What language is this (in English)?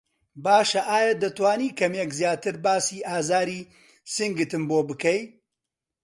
Central Kurdish